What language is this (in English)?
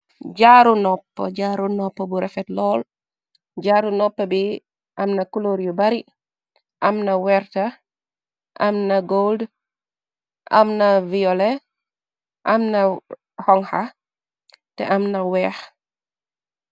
Wolof